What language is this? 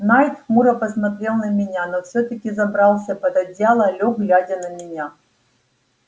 Russian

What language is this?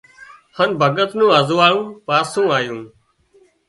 Wadiyara Koli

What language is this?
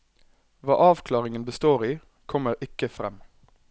Norwegian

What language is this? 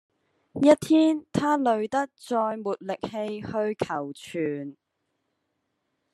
Cantonese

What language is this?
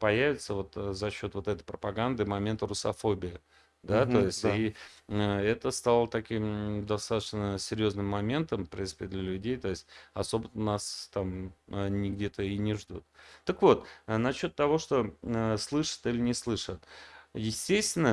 Russian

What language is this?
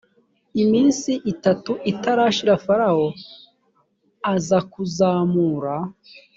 Kinyarwanda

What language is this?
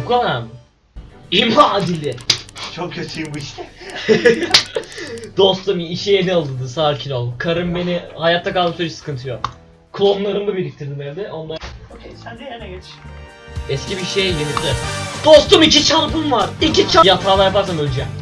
Turkish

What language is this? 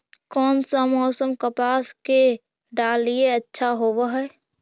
Magahi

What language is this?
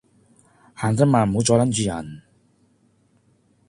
Cantonese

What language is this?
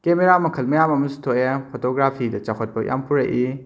Manipuri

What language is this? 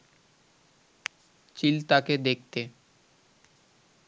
Bangla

